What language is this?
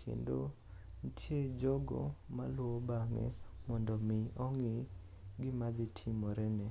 Luo (Kenya and Tanzania)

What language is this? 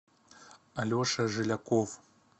Russian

